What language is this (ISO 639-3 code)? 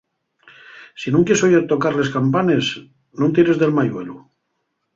ast